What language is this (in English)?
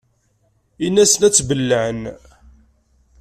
Kabyle